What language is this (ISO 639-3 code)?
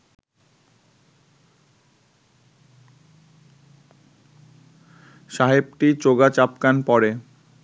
ben